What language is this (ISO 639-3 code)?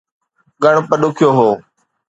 snd